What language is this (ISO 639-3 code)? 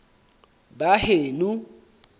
sot